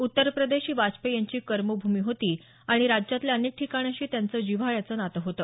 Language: Marathi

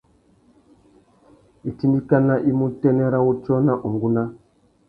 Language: Tuki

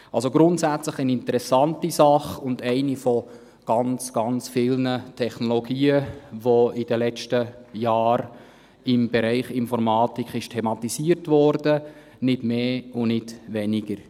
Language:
Swiss German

